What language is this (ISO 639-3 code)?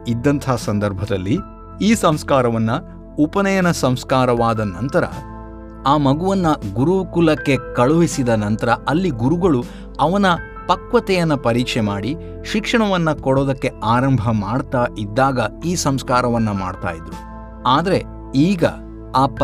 kan